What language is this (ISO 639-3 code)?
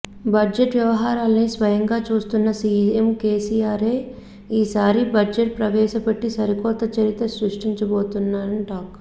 tel